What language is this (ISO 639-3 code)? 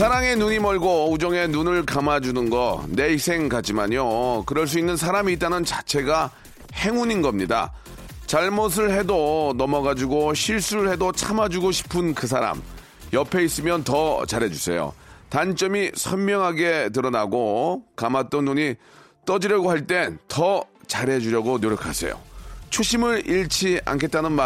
kor